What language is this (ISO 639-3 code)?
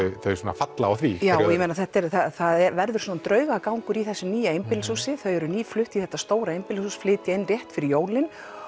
isl